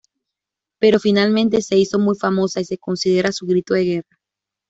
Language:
Spanish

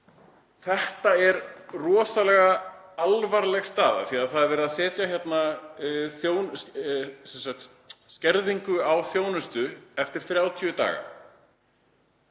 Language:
Icelandic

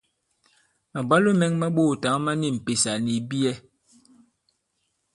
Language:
Bankon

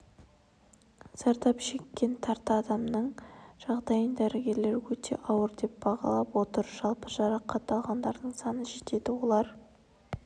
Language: Kazakh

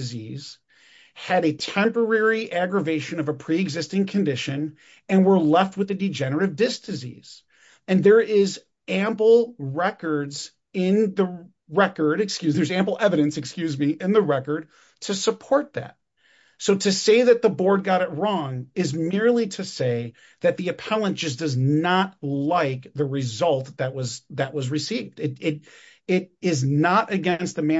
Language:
English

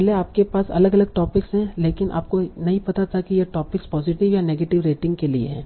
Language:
Hindi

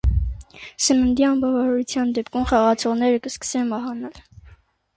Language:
Armenian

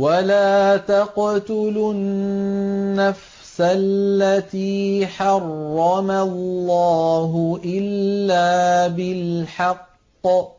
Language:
Arabic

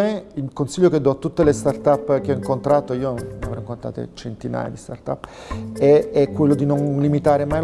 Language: Italian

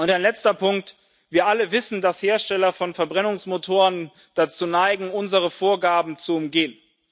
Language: German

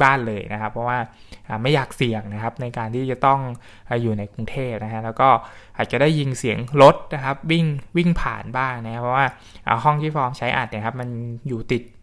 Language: Thai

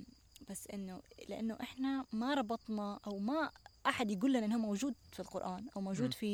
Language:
Arabic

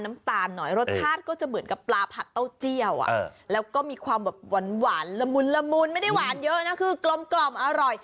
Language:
Thai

